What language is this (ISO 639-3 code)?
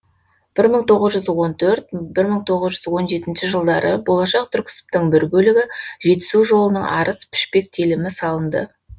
kaz